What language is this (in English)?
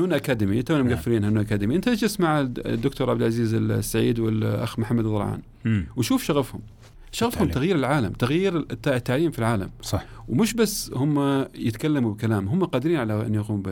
Arabic